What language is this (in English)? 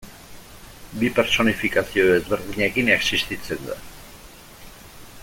Basque